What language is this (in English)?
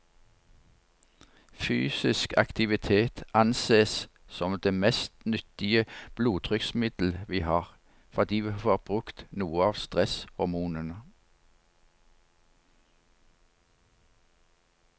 Norwegian